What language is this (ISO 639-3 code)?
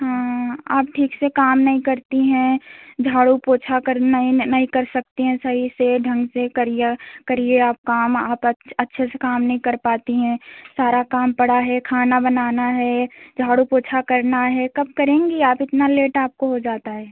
hin